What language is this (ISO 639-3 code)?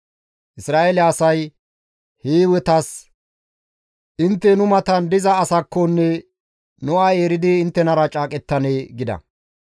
gmv